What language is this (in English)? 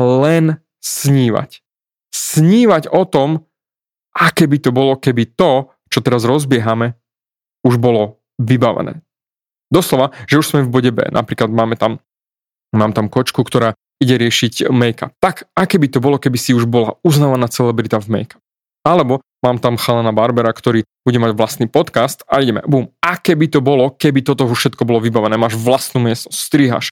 Slovak